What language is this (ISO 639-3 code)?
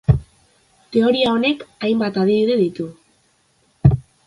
eus